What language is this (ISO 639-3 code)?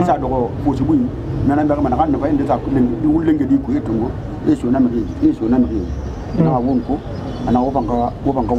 ron